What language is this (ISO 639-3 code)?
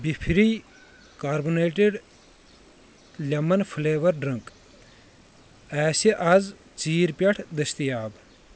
kas